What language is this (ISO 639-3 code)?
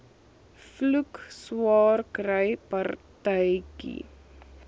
afr